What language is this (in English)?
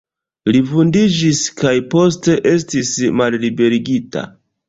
Esperanto